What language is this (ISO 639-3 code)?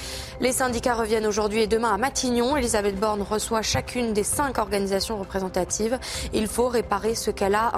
fra